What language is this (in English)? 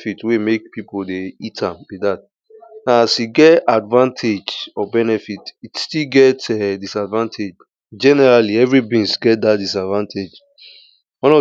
Nigerian Pidgin